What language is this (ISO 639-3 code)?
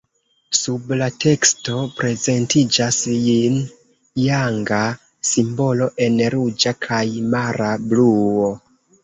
epo